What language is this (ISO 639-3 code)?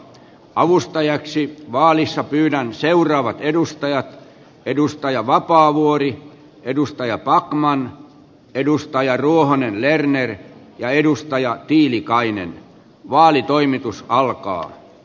fin